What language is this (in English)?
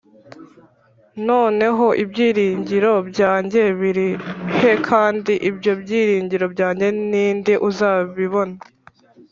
Kinyarwanda